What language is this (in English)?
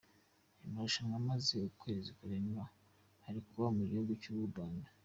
Kinyarwanda